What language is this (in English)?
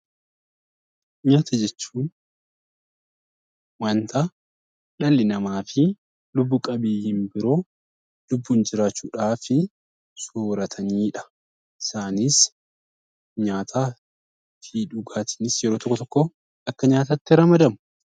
Oromo